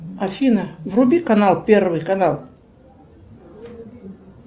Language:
Russian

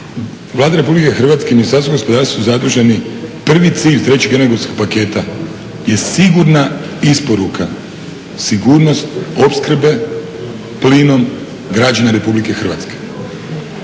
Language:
Croatian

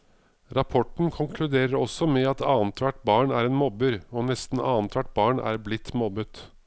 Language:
Norwegian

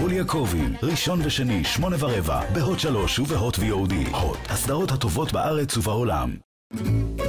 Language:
Hebrew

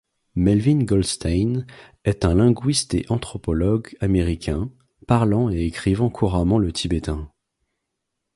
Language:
French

